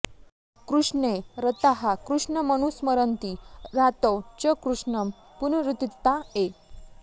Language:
Sanskrit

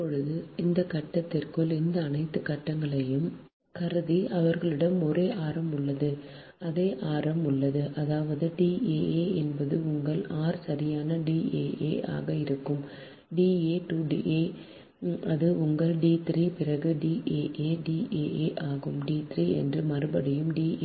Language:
Tamil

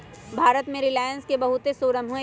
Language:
Magahi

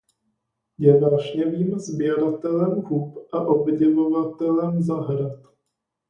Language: Czech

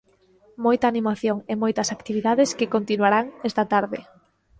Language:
Galician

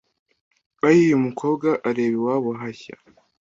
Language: Kinyarwanda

